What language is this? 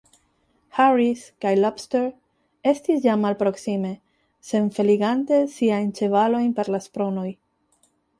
Esperanto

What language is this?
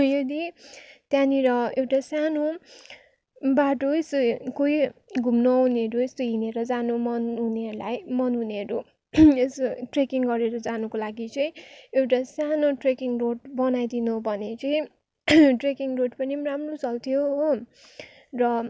Nepali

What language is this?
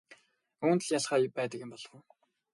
Mongolian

